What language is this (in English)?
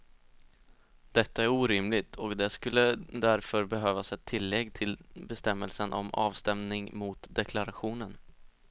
Swedish